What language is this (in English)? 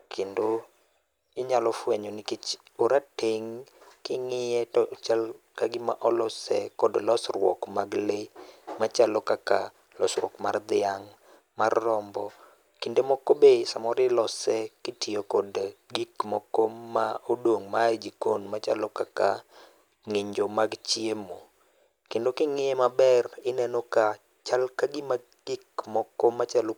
Luo (Kenya and Tanzania)